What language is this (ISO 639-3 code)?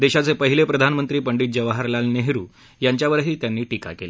mar